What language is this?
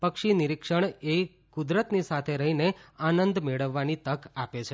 Gujarati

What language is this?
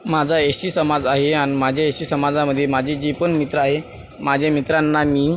Marathi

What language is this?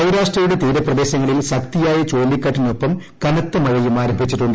Malayalam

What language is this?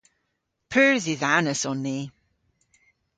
Cornish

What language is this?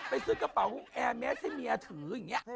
Thai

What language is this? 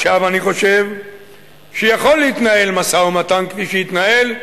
Hebrew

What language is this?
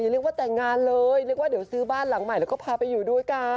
Thai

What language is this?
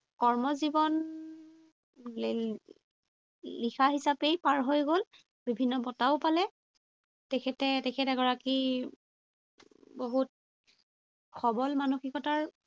Assamese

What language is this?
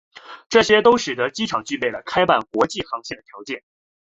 Chinese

